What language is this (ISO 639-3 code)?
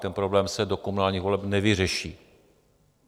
ces